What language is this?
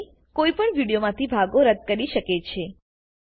Gujarati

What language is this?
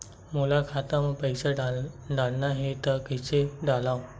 Chhattisgarhi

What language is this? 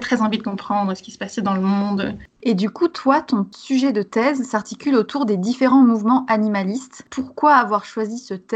French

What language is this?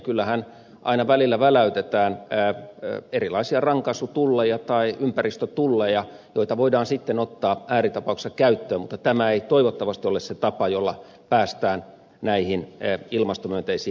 Finnish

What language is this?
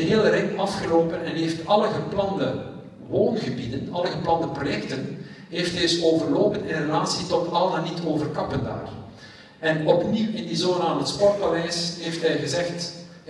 Dutch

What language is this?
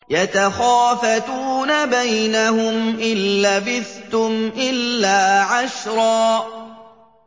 Arabic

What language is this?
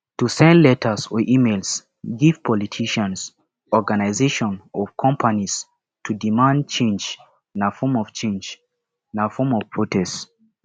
Nigerian Pidgin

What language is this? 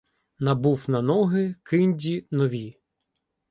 Ukrainian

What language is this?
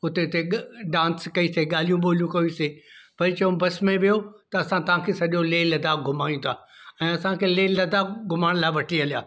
Sindhi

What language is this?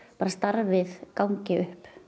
Icelandic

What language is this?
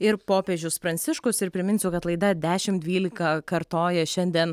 Lithuanian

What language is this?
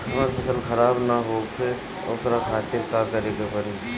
Bhojpuri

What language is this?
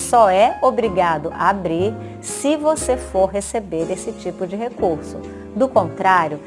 Portuguese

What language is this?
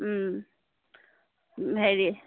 Assamese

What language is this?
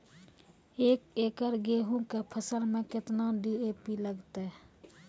Maithili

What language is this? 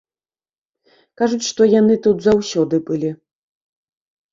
Belarusian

